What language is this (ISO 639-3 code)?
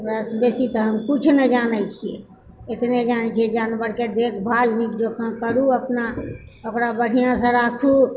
mai